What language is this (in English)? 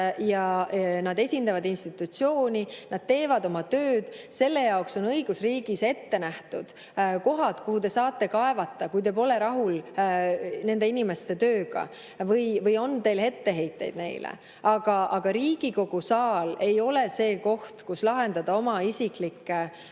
Estonian